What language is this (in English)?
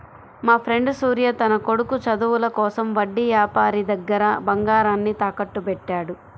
Telugu